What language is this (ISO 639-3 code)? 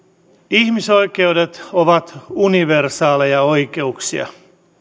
fin